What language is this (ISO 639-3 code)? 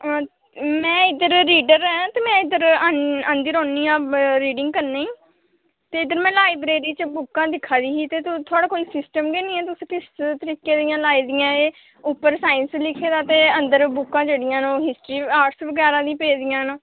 doi